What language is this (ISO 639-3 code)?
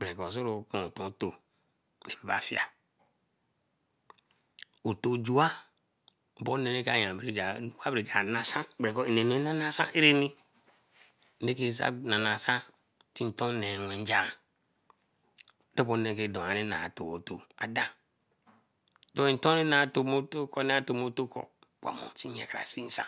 elm